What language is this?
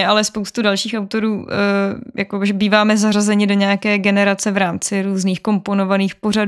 Czech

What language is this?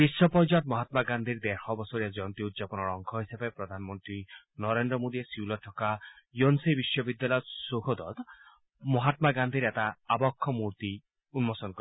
Assamese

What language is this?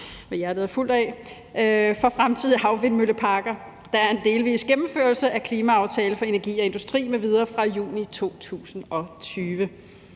Danish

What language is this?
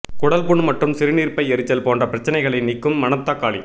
Tamil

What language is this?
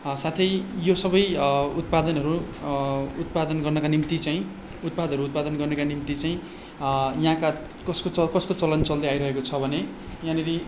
Nepali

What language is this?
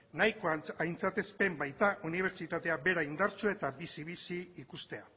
Basque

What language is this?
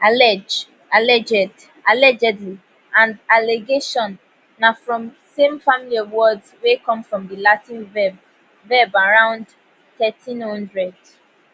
Nigerian Pidgin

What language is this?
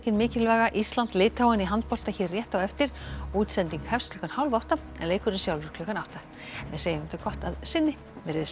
Icelandic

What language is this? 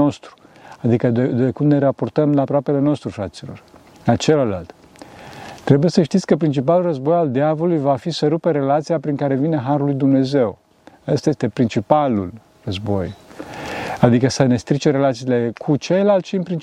Romanian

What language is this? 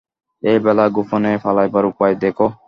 Bangla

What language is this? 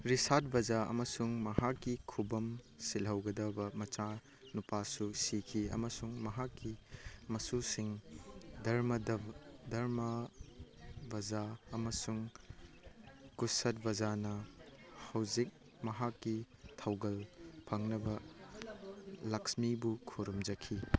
Manipuri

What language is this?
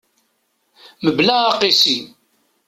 Kabyle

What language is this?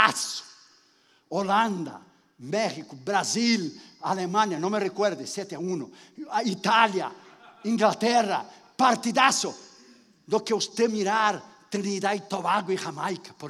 Spanish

